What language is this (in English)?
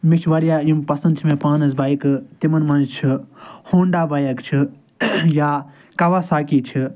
Kashmiri